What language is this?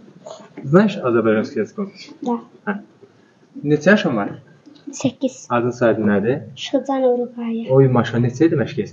Turkish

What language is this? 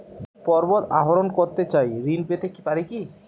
Bangla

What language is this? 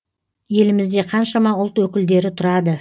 Kazakh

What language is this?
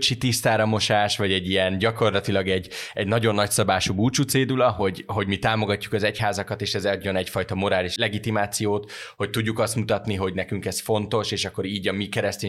Hungarian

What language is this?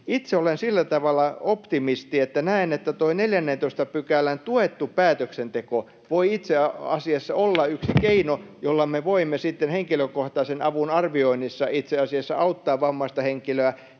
Finnish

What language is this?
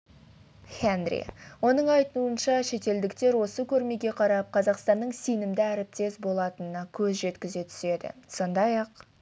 Kazakh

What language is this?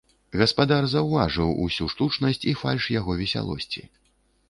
Belarusian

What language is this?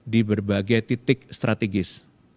Indonesian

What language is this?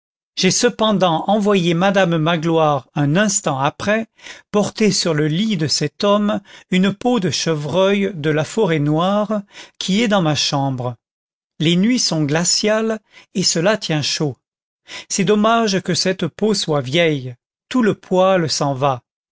French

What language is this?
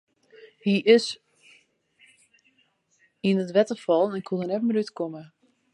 Western Frisian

